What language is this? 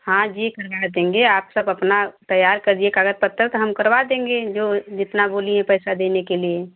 Hindi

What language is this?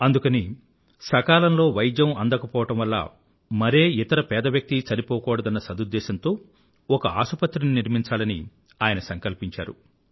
Telugu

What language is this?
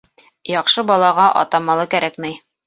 Bashkir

